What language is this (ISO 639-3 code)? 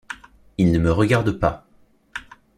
fra